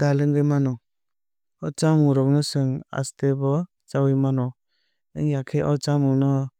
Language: Kok Borok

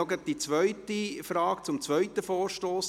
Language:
Swiss German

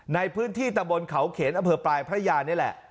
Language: Thai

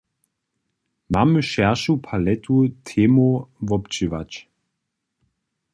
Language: Upper Sorbian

